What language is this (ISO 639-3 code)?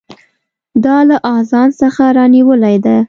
pus